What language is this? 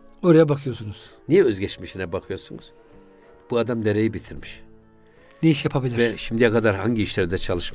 Turkish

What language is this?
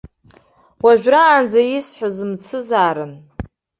Abkhazian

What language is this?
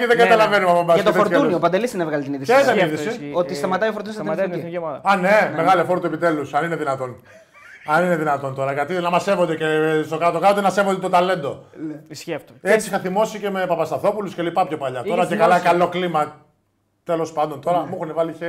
Greek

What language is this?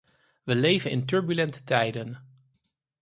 Dutch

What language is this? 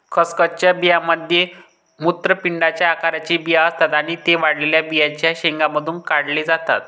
Marathi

